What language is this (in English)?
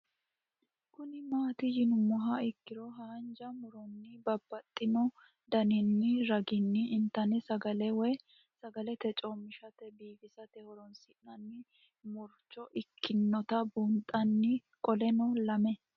Sidamo